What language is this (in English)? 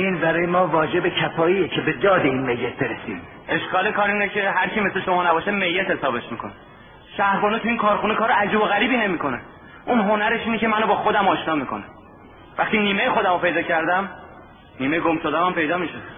Persian